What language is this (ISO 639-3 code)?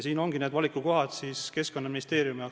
est